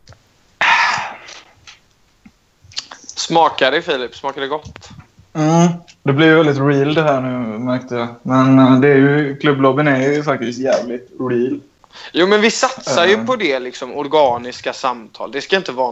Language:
Swedish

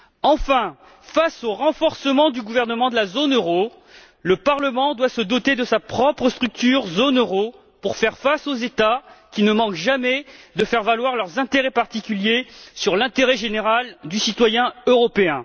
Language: French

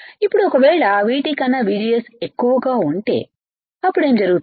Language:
Telugu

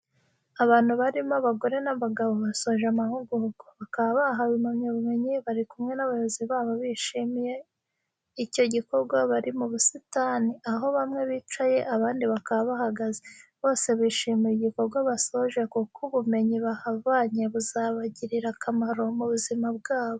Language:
Kinyarwanda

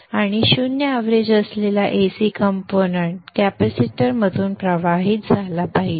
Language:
Marathi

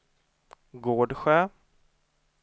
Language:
Swedish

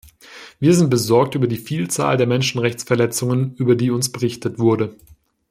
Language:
German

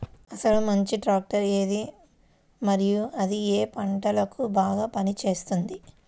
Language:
Telugu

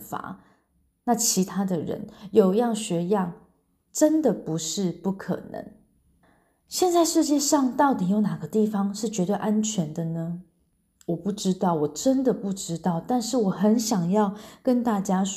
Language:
Chinese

